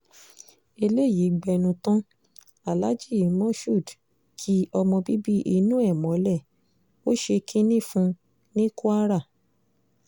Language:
Yoruba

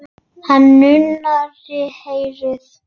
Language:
Icelandic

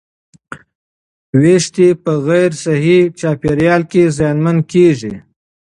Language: Pashto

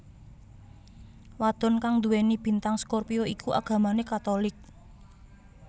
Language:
Javanese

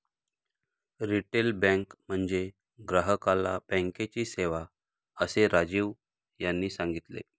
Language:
Marathi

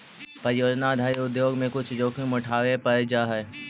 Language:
Magahi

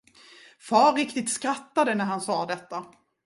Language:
Swedish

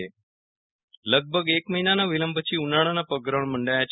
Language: Gujarati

